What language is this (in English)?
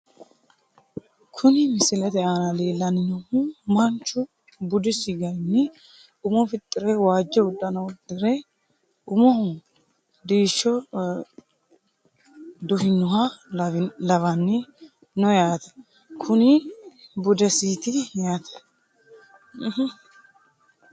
Sidamo